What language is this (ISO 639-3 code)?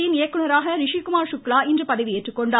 tam